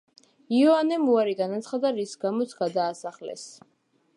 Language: Georgian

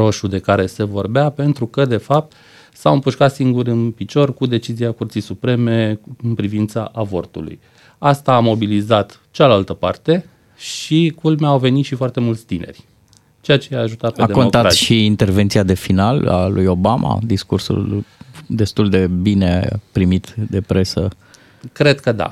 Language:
Romanian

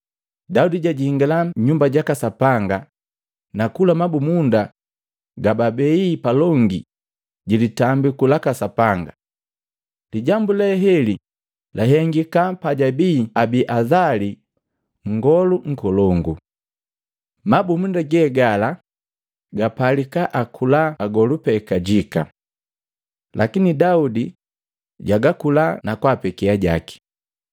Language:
Matengo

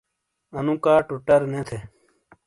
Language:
Shina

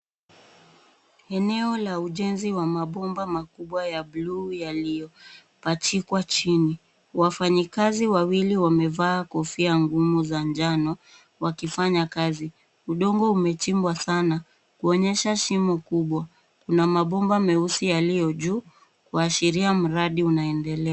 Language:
Swahili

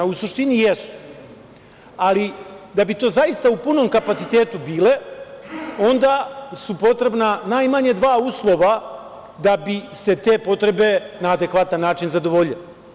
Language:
Serbian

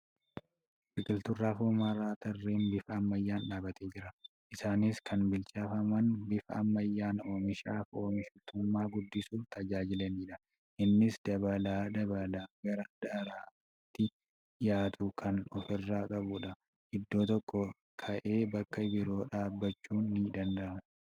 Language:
Oromo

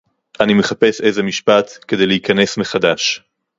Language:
Hebrew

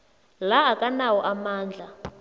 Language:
South Ndebele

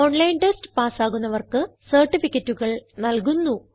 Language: Malayalam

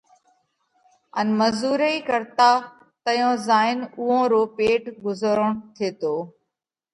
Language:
Parkari Koli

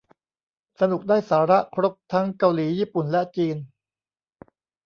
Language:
Thai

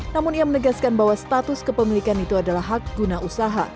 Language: Indonesian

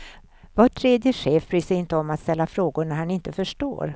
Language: Swedish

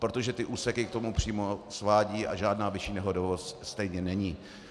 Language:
Czech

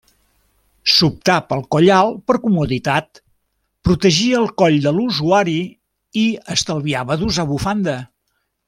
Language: Catalan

